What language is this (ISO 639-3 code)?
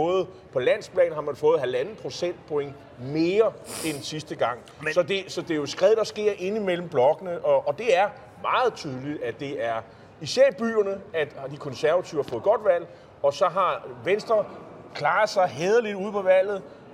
dan